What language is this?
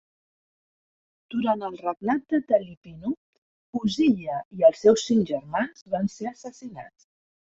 Catalan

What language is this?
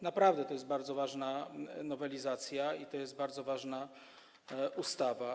Polish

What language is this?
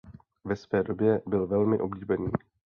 Czech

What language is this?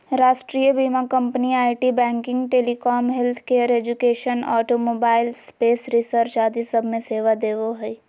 Magahi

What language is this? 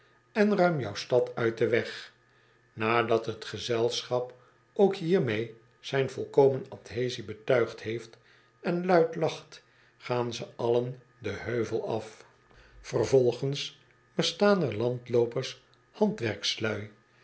Dutch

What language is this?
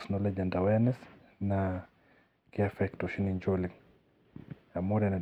Masai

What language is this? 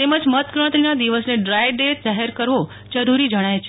Gujarati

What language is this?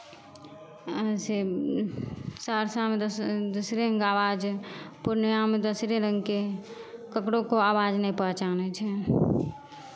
Maithili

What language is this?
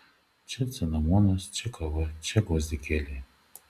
Lithuanian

